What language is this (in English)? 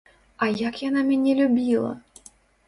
Belarusian